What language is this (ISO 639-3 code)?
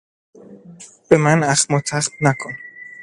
fas